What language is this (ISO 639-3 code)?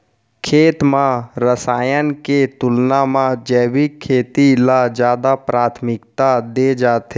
hne